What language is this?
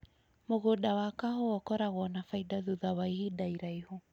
Kikuyu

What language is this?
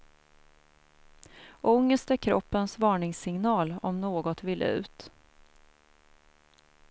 Swedish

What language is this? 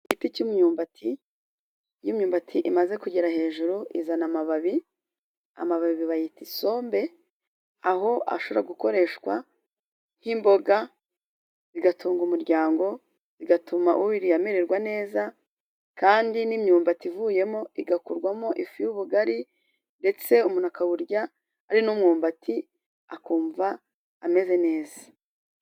Kinyarwanda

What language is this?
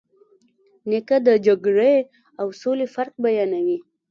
Pashto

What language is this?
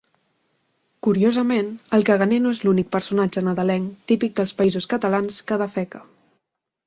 Catalan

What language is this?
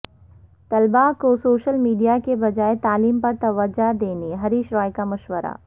Urdu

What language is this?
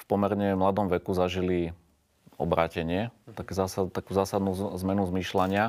Slovak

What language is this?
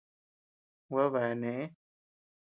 Tepeuxila Cuicatec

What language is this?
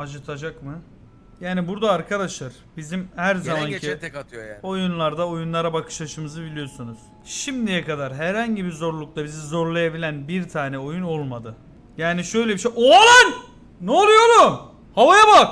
Turkish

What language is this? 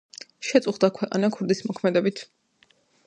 Georgian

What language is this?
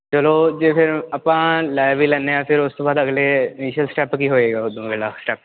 Punjabi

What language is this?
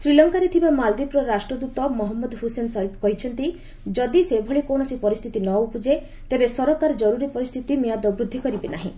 Odia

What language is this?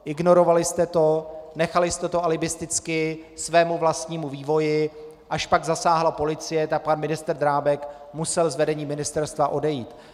Czech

